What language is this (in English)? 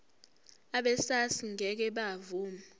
Zulu